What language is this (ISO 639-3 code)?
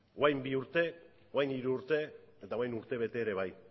eus